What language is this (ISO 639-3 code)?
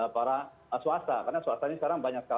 ind